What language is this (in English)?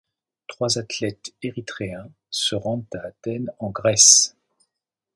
French